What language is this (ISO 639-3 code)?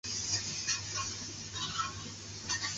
zho